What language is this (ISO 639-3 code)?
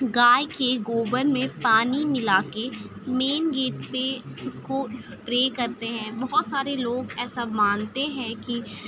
urd